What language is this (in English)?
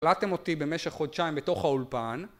Hebrew